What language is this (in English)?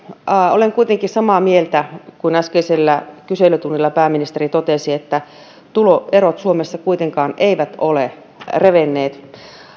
Finnish